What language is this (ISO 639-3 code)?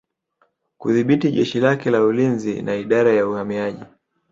swa